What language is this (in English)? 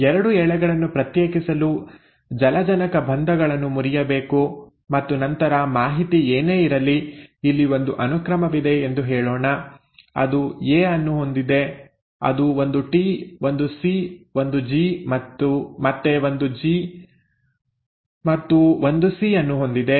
Kannada